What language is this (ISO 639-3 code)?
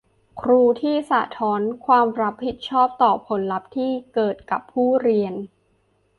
tha